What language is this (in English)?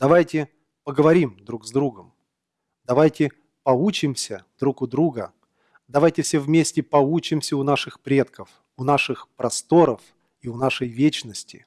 Russian